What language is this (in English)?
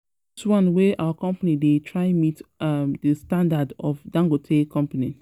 Nigerian Pidgin